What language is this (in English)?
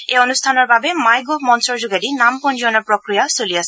Assamese